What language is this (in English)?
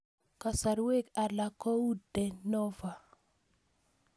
Kalenjin